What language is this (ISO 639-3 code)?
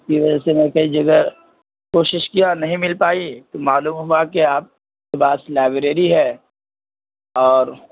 urd